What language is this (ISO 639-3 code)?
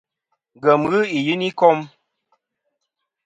bkm